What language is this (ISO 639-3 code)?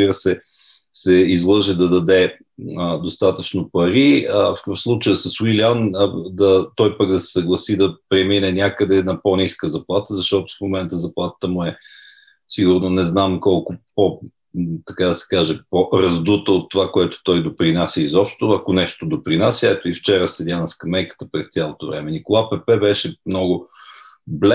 bul